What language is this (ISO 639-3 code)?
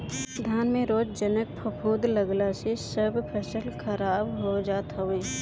bho